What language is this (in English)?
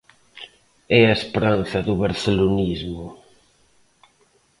Galician